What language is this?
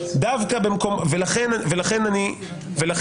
Hebrew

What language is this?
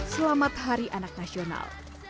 Indonesian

